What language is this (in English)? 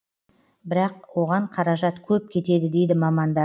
Kazakh